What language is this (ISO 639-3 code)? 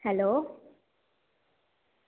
doi